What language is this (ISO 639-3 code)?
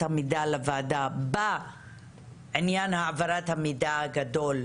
heb